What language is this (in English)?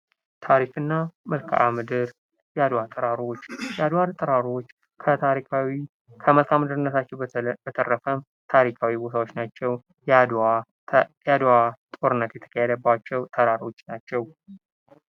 Amharic